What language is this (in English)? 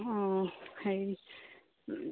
Assamese